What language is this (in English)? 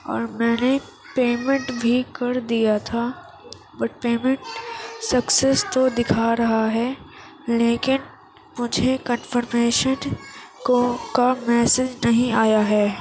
Urdu